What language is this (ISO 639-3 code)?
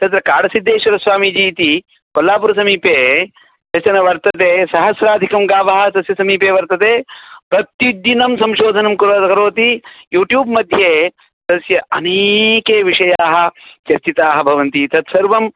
san